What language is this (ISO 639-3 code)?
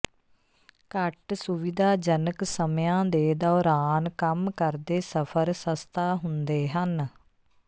pan